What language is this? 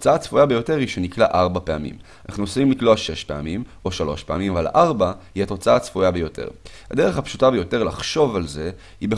Hebrew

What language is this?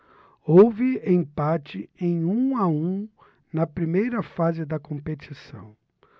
Portuguese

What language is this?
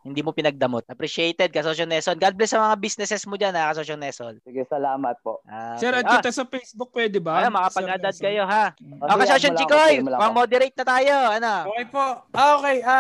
Filipino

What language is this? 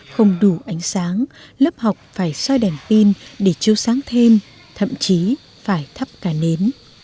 Vietnamese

